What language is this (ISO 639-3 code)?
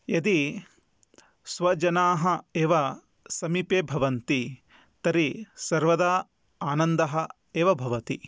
san